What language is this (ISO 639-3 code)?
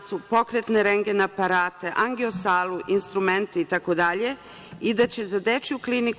srp